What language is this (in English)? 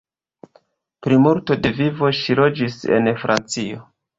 Esperanto